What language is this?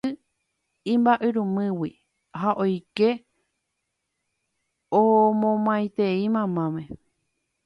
Guarani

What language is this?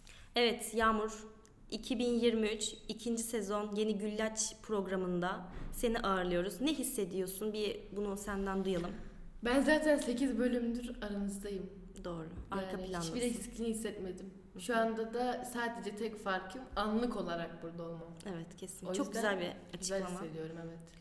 Turkish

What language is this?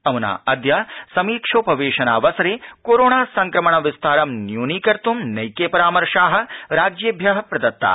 Sanskrit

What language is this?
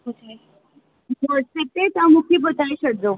Sindhi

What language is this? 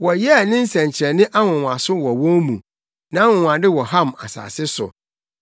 Akan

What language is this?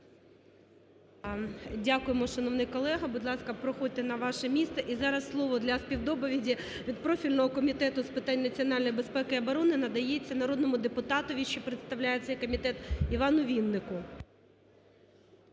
Ukrainian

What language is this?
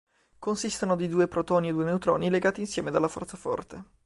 Italian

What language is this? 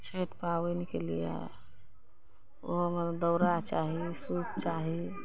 Maithili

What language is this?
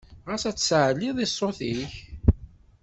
Kabyle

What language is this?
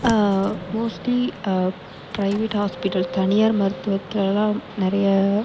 Tamil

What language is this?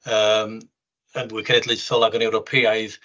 Welsh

